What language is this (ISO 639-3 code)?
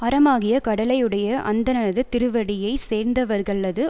tam